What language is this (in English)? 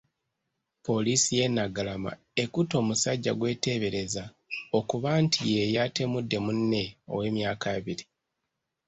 Ganda